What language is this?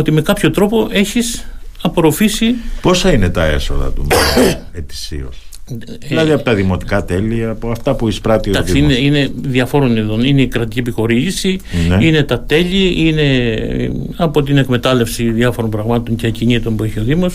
Greek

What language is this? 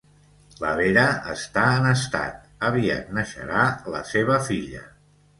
Catalan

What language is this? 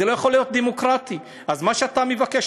Hebrew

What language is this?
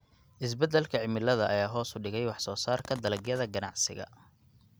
Somali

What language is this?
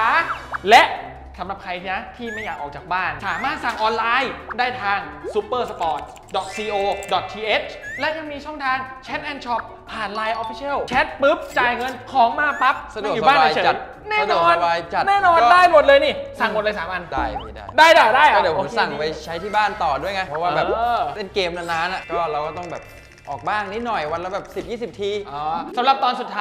Thai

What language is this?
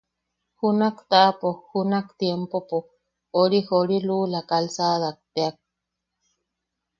Yaqui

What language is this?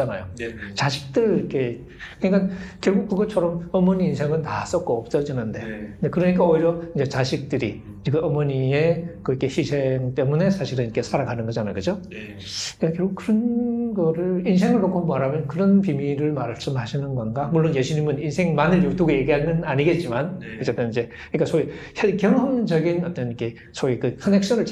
Korean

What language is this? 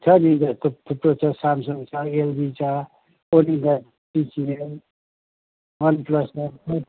Nepali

